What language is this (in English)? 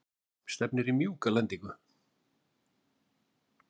Icelandic